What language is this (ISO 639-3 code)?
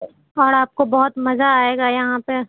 urd